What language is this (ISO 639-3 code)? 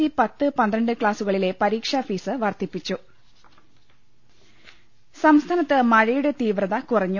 mal